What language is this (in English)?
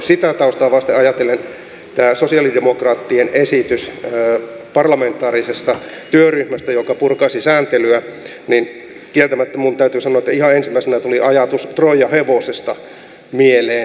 Finnish